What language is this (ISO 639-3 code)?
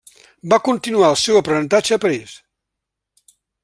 cat